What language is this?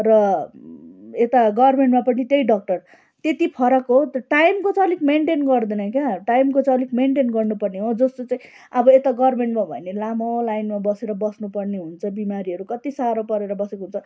Nepali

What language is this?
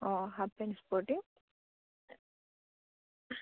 Assamese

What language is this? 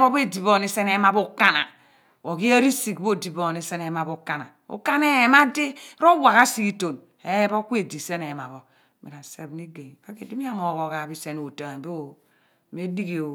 Abua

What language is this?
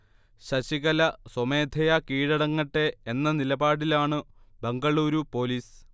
Malayalam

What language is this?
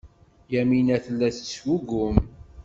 Kabyle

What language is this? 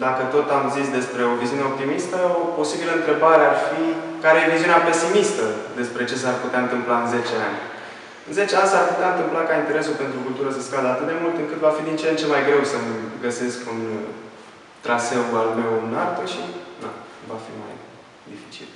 Romanian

